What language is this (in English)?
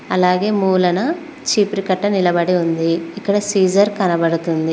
Telugu